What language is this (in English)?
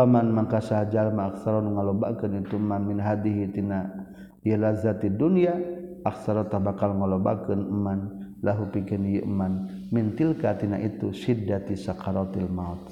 Malay